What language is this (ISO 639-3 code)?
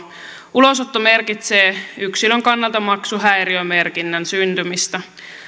fin